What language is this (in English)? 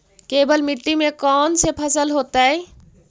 Magahi